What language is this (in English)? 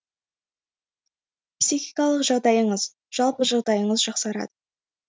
Kazakh